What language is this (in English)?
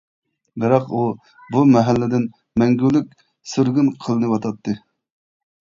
Uyghur